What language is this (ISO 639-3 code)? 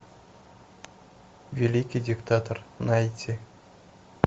rus